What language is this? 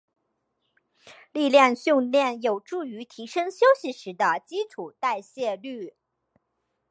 Chinese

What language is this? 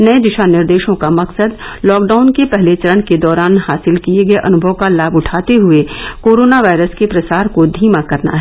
Hindi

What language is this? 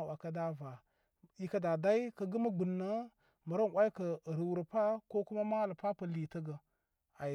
Koma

